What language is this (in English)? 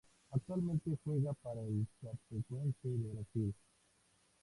Spanish